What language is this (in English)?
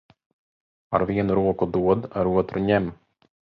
Latvian